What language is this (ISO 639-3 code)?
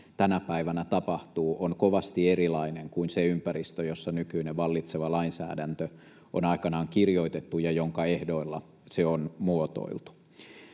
fin